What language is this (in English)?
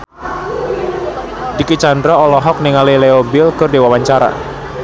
Sundanese